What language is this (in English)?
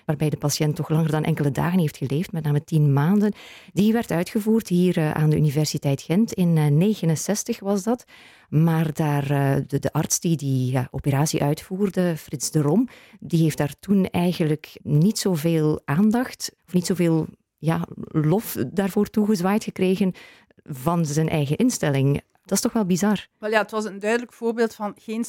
Dutch